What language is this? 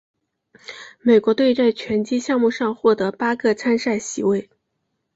Chinese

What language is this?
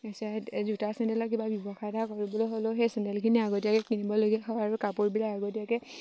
Assamese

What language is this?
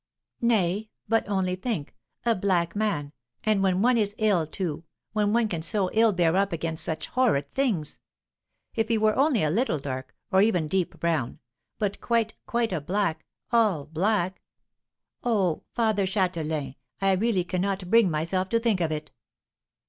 English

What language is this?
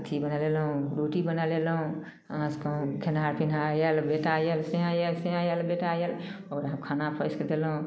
Maithili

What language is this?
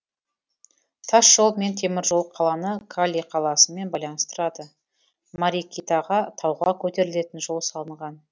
Kazakh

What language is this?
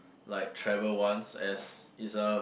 English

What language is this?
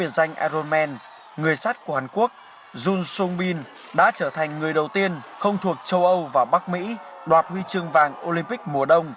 Vietnamese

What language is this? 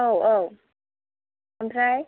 Bodo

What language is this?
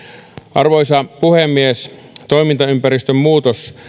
Finnish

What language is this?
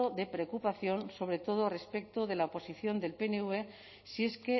Spanish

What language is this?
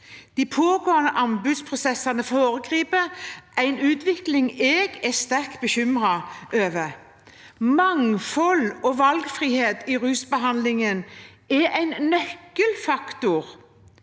Norwegian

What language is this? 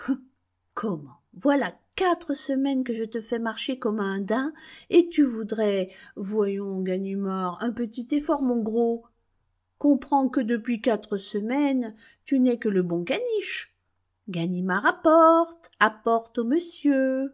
French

